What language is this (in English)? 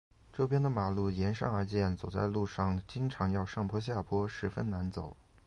Chinese